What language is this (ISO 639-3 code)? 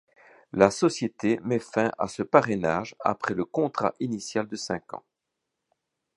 fra